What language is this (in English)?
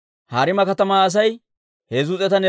Dawro